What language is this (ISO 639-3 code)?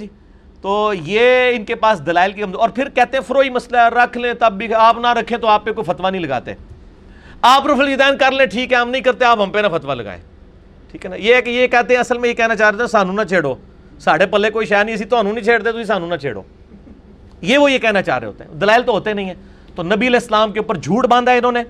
urd